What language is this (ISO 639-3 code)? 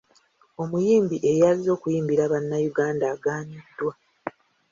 lug